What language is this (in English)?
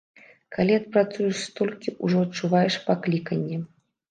Belarusian